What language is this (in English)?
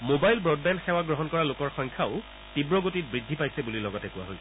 Assamese